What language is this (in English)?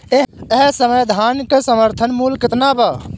Bhojpuri